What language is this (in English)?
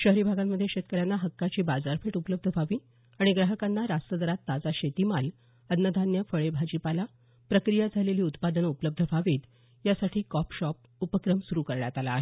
Marathi